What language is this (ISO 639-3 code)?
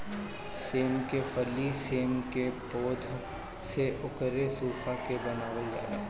bho